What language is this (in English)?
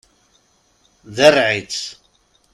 Kabyle